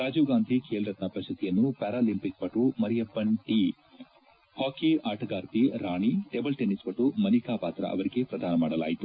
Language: Kannada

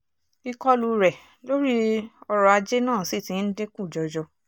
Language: Yoruba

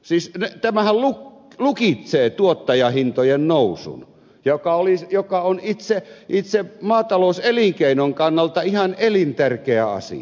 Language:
Finnish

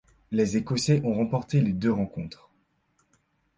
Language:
French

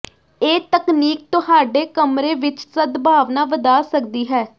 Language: Punjabi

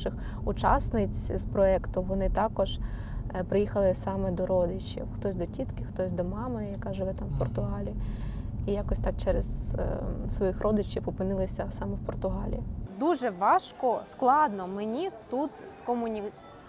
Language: Ukrainian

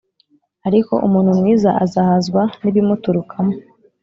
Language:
Kinyarwanda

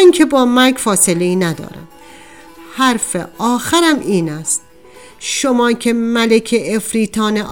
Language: Persian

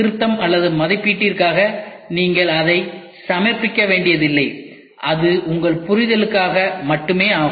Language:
Tamil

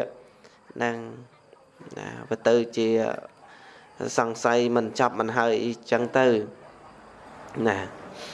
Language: Vietnamese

